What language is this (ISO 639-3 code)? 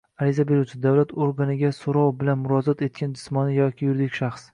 uzb